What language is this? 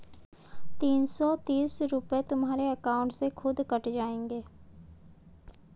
Hindi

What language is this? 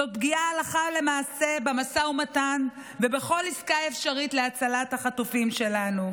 Hebrew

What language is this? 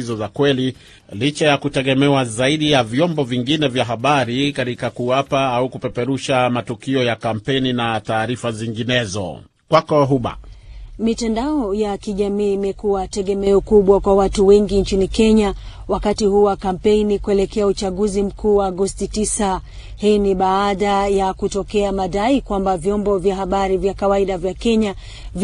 Swahili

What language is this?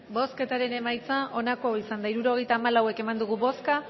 Basque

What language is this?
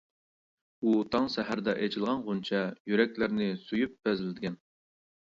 Uyghur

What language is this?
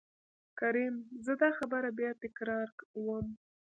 Pashto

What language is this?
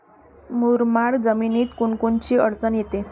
Marathi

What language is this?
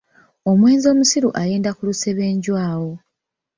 Ganda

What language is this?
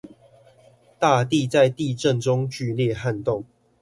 Chinese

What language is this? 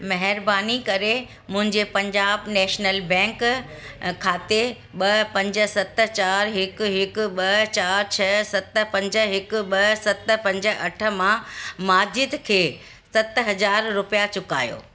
Sindhi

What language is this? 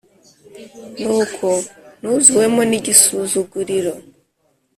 Kinyarwanda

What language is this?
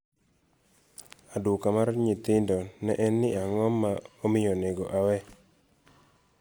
Luo (Kenya and Tanzania)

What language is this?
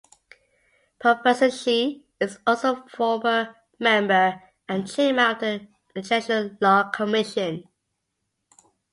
English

